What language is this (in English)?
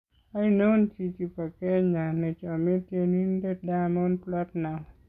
Kalenjin